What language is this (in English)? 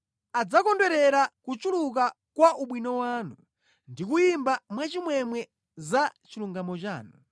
Nyanja